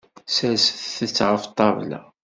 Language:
Kabyle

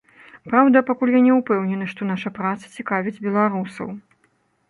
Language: Belarusian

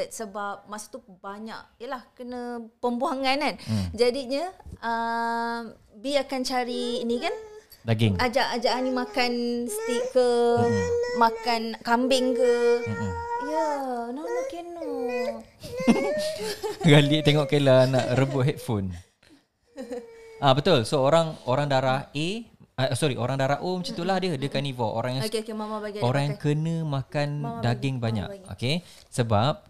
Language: Malay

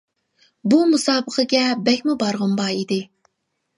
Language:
Uyghur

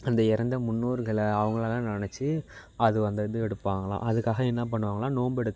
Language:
Tamil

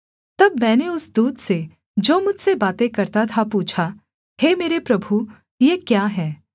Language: Hindi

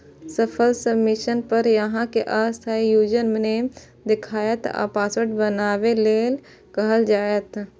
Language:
Maithili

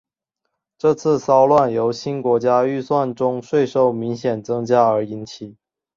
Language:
Chinese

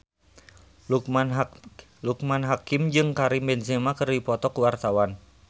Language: Sundanese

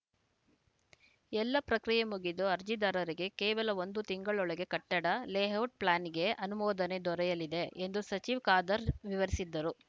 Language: Kannada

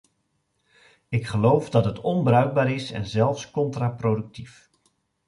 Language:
Dutch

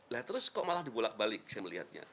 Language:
Indonesian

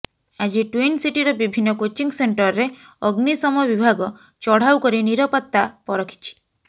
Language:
Odia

